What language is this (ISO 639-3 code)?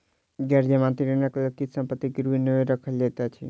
mai